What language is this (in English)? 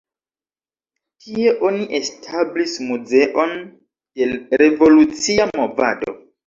Esperanto